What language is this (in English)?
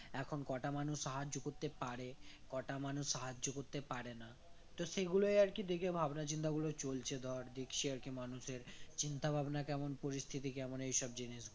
Bangla